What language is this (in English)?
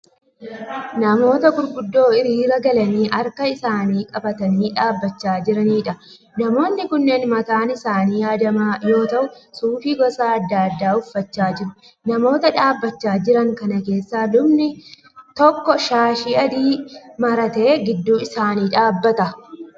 Oromo